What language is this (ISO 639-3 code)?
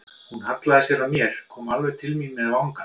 isl